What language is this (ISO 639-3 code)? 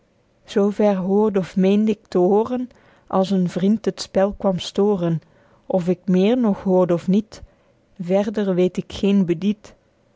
nld